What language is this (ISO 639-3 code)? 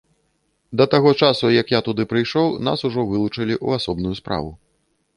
bel